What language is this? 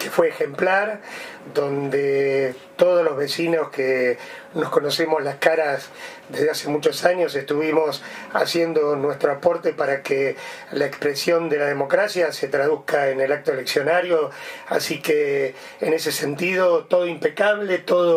Spanish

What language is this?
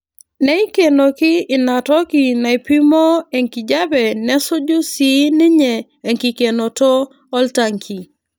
Masai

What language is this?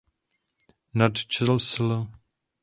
Czech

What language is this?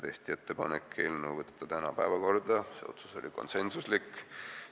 Estonian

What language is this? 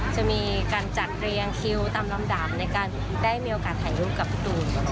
Thai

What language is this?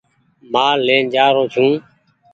Goaria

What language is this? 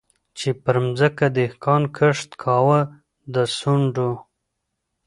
Pashto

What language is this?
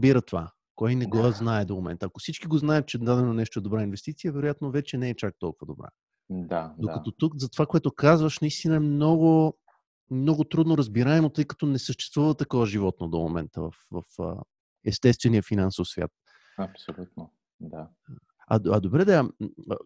Bulgarian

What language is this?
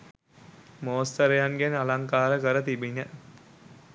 Sinhala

